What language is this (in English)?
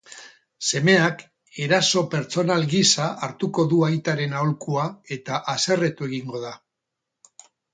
Basque